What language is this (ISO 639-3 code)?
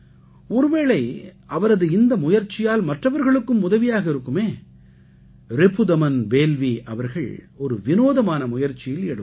tam